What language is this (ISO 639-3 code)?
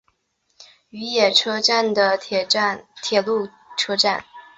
zho